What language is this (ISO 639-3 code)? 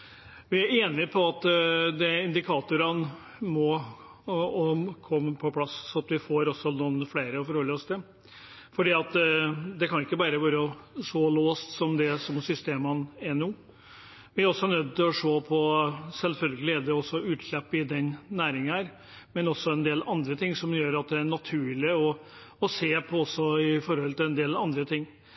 nob